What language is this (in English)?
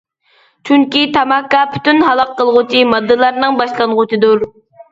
Uyghur